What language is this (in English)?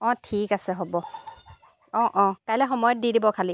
Assamese